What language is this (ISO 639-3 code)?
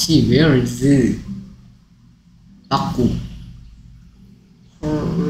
kor